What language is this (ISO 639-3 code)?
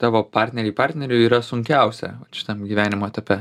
lit